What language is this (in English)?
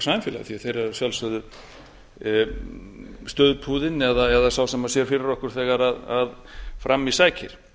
Icelandic